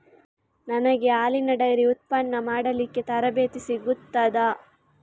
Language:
Kannada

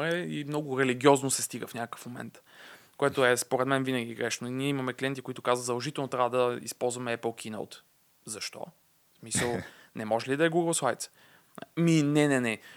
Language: Bulgarian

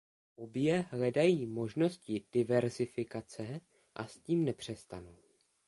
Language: Czech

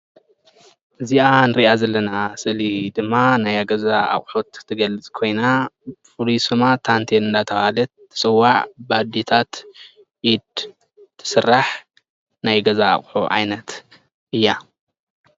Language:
Tigrinya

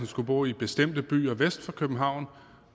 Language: Danish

